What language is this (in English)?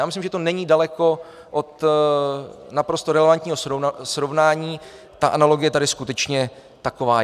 Czech